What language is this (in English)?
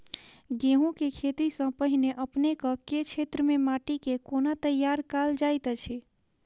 Maithili